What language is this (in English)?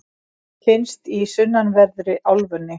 Icelandic